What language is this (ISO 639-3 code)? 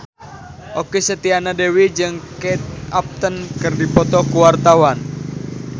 sun